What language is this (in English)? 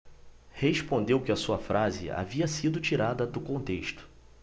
Portuguese